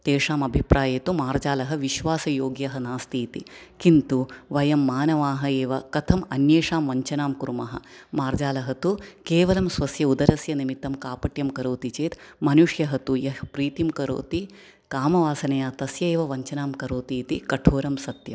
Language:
Sanskrit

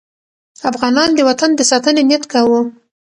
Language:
Pashto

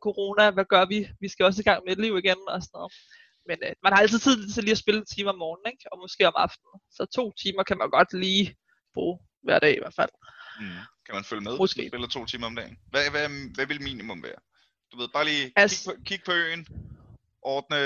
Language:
Danish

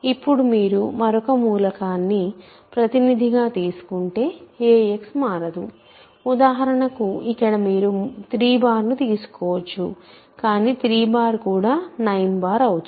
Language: Telugu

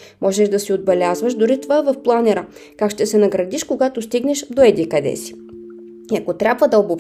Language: Bulgarian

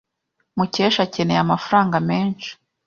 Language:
Kinyarwanda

